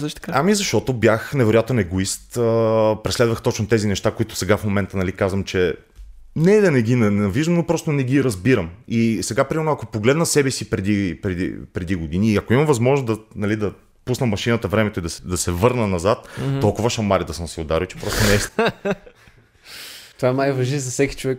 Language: Bulgarian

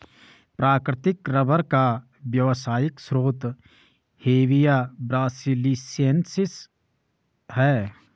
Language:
Hindi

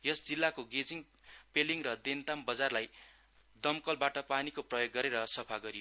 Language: Nepali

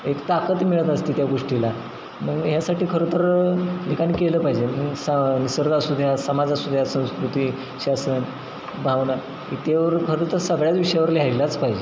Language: Marathi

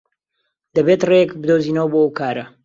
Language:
Central Kurdish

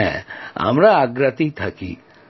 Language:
Bangla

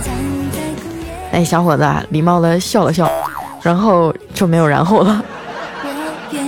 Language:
Chinese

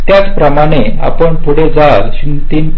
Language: Marathi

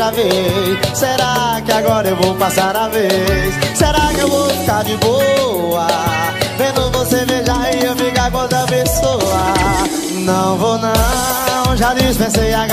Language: Portuguese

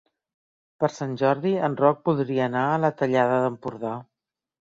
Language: Catalan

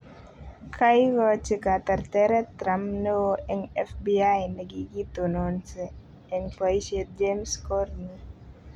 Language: Kalenjin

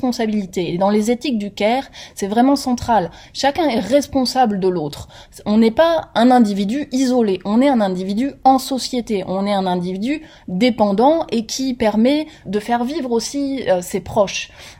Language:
French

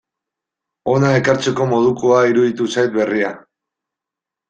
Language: Basque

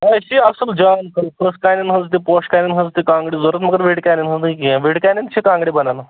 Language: Kashmiri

